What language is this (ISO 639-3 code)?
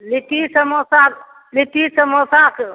mai